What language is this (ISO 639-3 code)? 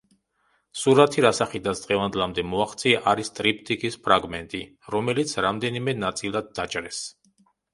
kat